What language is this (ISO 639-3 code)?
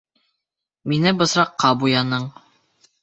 bak